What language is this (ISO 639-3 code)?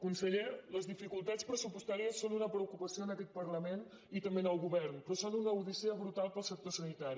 cat